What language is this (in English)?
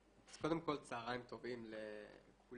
Hebrew